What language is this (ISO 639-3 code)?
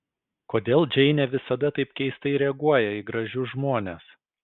lit